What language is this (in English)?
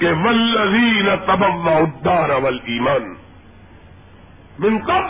Urdu